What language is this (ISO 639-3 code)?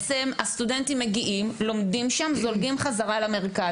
heb